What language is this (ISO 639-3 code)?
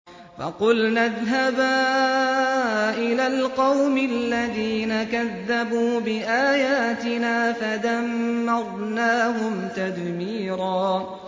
ara